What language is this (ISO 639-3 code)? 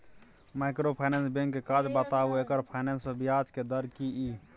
mai